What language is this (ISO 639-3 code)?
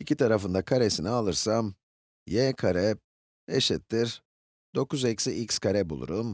tur